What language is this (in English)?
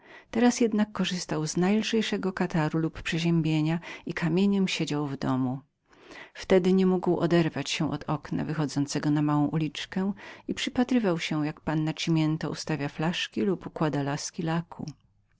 Polish